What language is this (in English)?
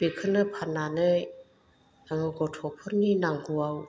Bodo